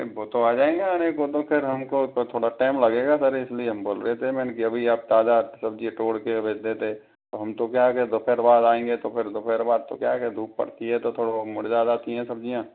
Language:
Hindi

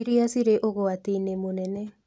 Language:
Kikuyu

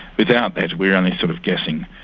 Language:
English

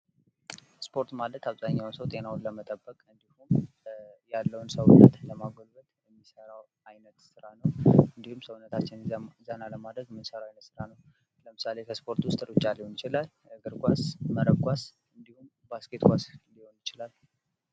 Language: Amharic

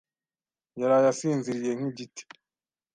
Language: Kinyarwanda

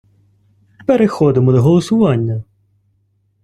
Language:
Ukrainian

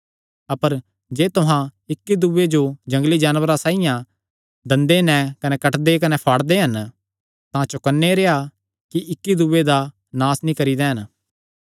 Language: Kangri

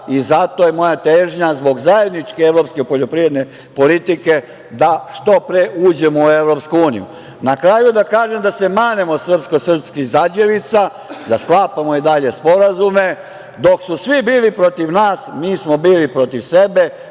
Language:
Serbian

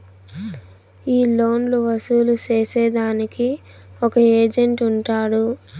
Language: Telugu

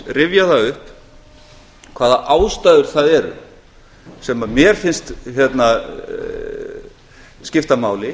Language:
Icelandic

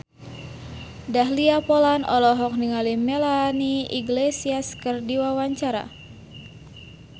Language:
Sundanese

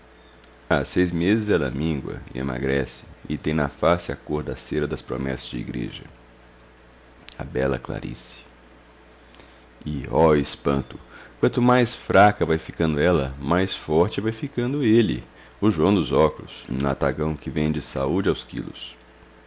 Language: Portuguese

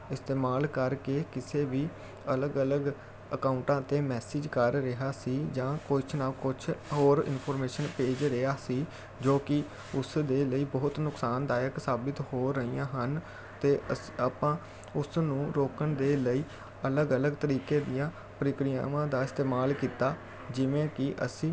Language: Punjabi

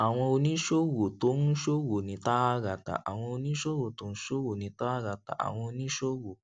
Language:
Yoruba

